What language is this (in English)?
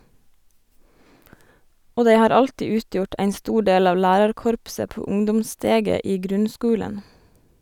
Norwegian